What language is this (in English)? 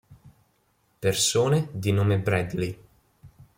Italian